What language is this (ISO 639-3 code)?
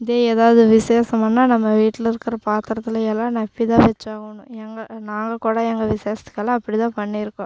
tam